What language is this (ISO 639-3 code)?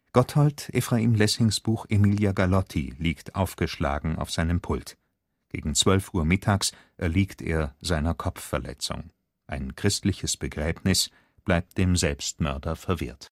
deu